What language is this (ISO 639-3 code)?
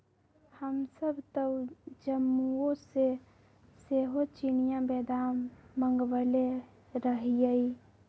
mag